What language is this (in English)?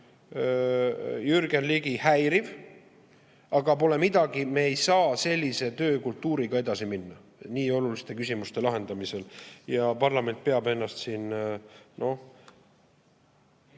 Estonian